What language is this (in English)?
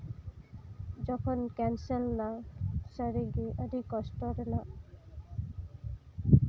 Santali